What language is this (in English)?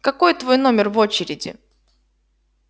Russian